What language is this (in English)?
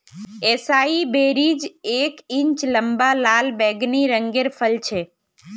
Magahi